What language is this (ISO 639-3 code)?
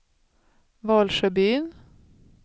swe